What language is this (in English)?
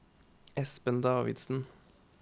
Norwegian